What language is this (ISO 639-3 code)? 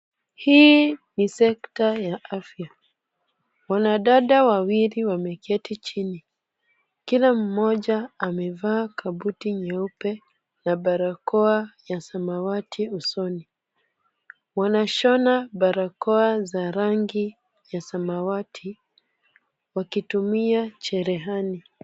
swa